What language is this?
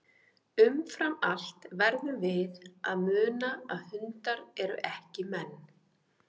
Icelandic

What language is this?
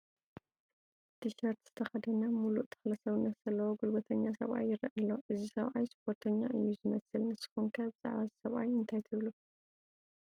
Tigrinya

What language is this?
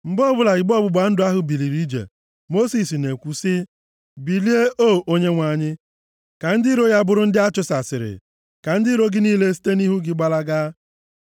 Igbo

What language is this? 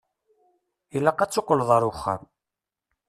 Kabyle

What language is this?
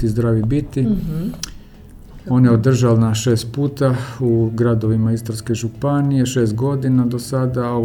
Croatian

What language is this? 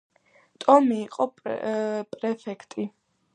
Georgian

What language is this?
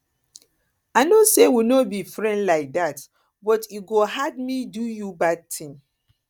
Nigerian Pidgin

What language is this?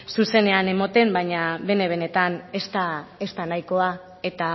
Basque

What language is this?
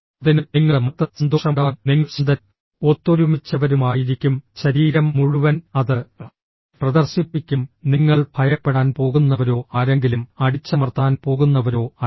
Malayalam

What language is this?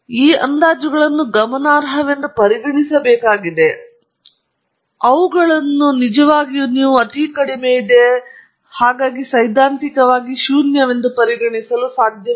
Kannada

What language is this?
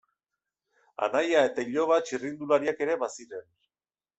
Basque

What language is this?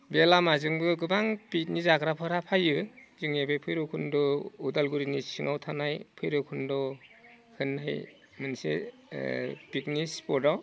Bodo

